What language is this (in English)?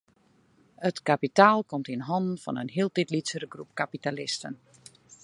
Western Frisian